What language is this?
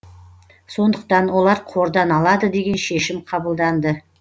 Kazakh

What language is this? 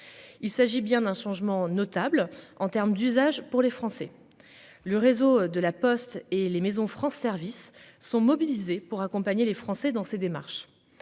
French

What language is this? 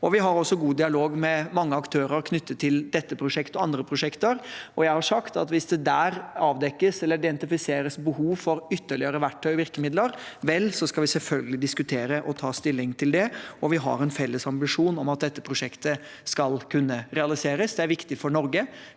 Norwegian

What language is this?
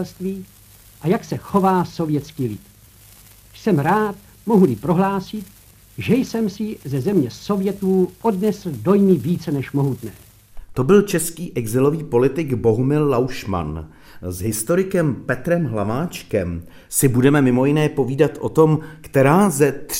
Czech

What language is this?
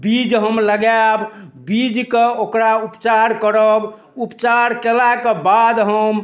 Maithili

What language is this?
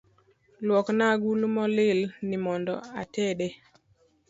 Luo (Kenya and Tanzania)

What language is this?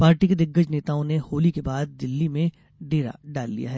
Hindi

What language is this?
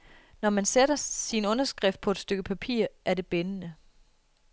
Danish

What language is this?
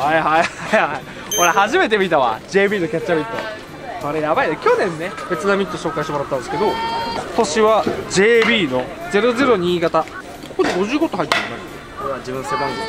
Japanese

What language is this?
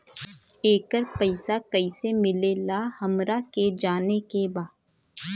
Bhojpuri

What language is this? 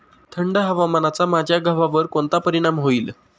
Marathi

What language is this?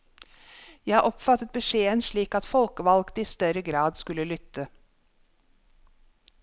Norwegian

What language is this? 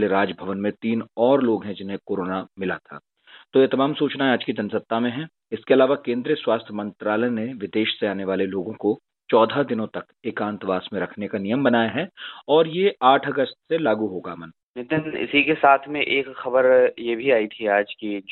Hindi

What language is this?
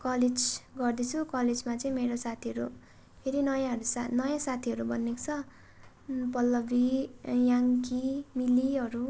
Nepali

